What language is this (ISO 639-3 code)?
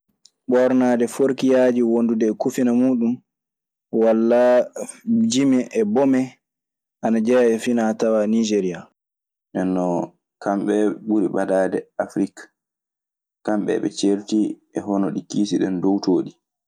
ffm